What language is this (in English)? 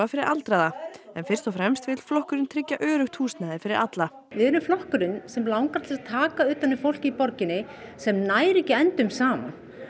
Icelandic